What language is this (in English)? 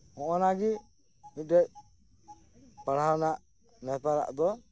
Santali